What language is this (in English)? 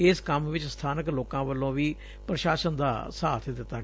Punjabi